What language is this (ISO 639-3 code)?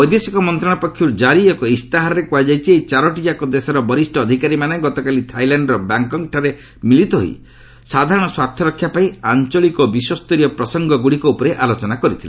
ori